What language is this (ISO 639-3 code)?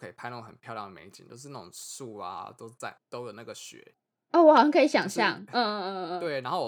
zho